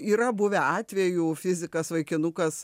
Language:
Lithuanian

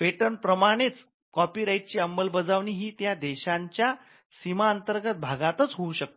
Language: Marathi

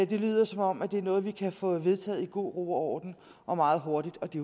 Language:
Danish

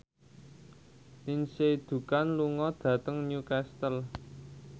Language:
Javanese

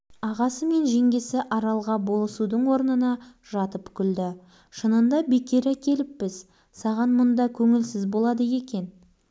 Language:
Kazakh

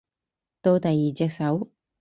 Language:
Cantonese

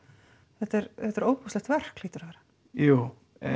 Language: Icelandic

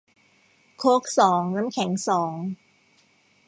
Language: Thai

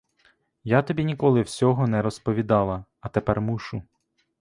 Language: Ukrainian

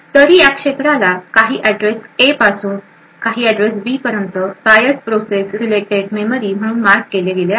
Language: Marathi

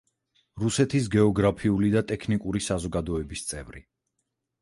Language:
Georgian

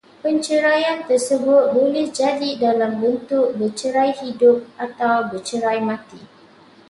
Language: Malay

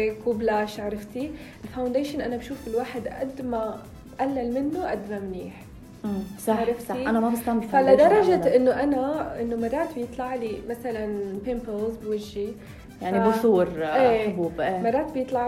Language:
Arabic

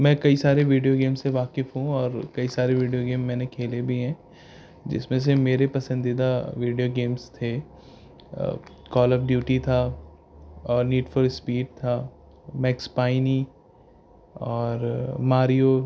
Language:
Urdu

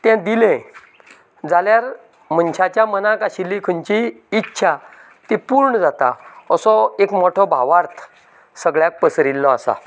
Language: Konkani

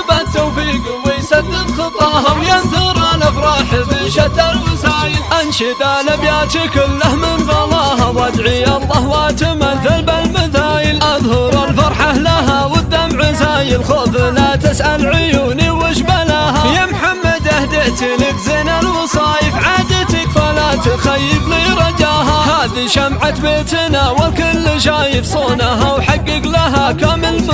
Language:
Arabic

